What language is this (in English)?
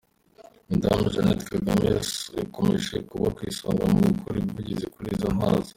Kinyarwanda